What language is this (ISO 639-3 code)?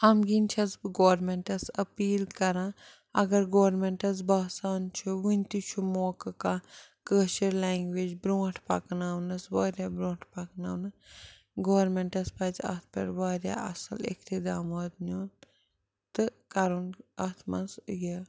kas